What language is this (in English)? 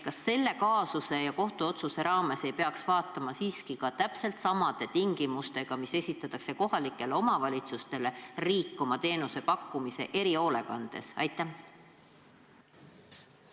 Estonian